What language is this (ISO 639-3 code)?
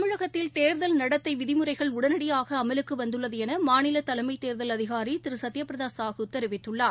tam